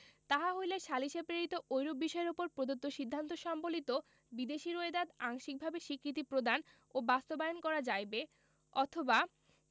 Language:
Bangla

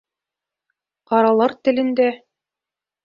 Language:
Bashkir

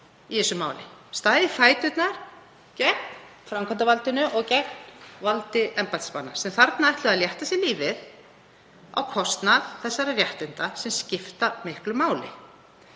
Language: Icelandic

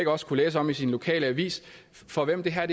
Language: Danish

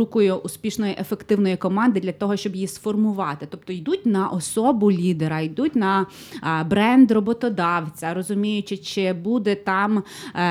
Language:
Ukrainian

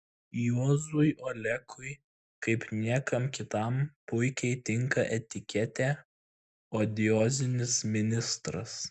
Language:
Lithuanian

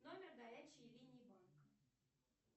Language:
Russian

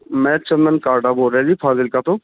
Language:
Punjabi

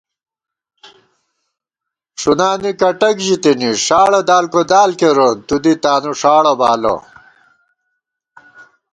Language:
Gawar-Bati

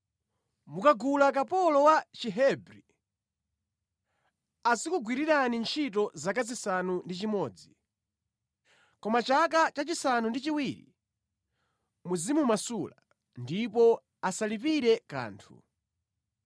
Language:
Nyanja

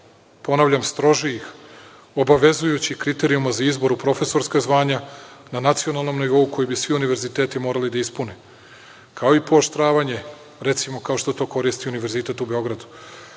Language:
Serbian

